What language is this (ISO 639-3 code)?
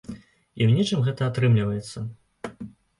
bel